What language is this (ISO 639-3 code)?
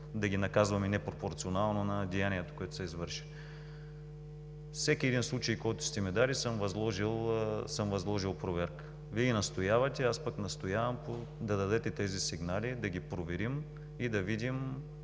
bul